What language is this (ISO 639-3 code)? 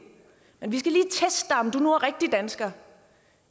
dan